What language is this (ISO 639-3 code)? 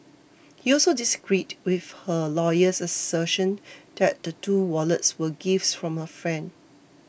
eng